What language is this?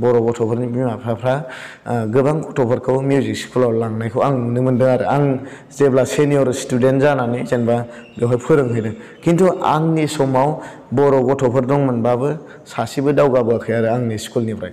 Korean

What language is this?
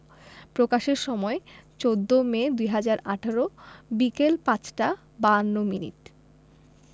Bangla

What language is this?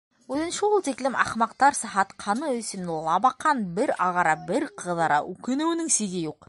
Bashkir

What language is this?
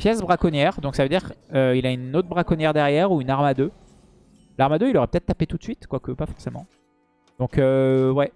French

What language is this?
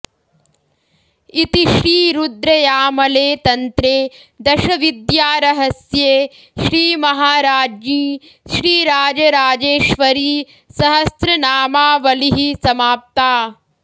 Sanskrit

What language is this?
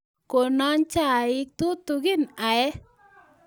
Kalenjin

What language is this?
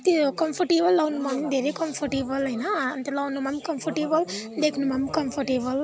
Nepali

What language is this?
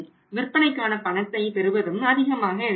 Tamil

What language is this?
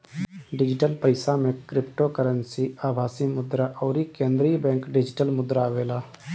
Bhojpuri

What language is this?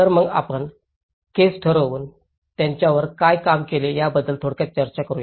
Marathi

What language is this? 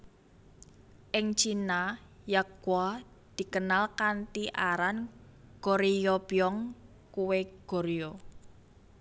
Javanese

